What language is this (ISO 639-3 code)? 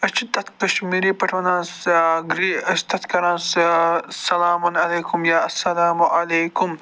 kas